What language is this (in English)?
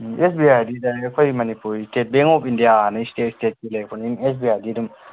Manipuri